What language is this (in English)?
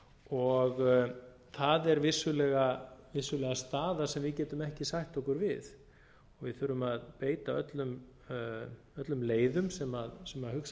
Icelandic